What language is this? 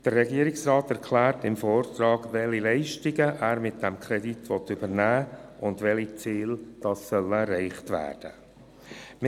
Swiss German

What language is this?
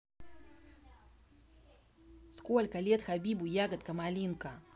Russian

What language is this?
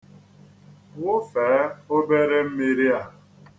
Igbo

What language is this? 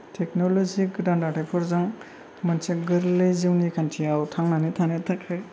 Bodo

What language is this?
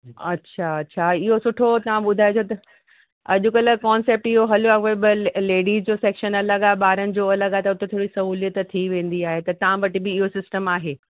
Sindhi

